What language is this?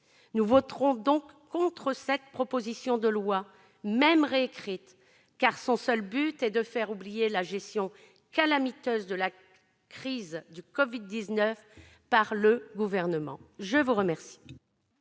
French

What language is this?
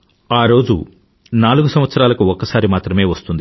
Telugu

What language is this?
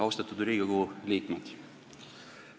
Estonian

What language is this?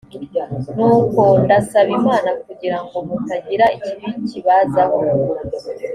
Kinyarwanda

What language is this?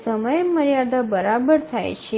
Gujarati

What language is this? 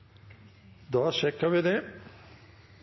Norwegian Bokmål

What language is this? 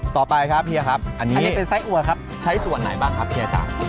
Thai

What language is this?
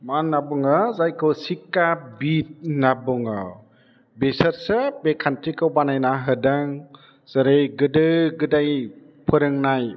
Bodo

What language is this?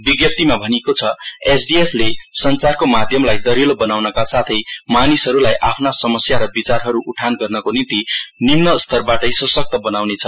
Nepali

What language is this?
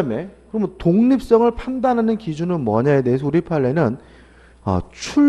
Korean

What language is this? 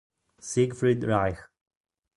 Italian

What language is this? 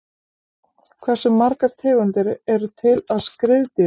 Icelandic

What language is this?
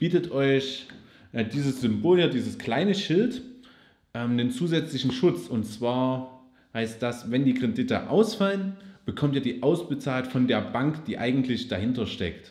German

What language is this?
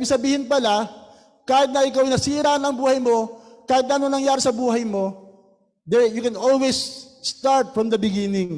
Filipino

